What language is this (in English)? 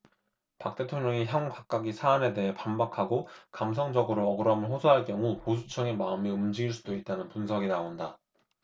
Korean